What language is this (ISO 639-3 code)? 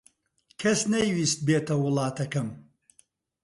ckb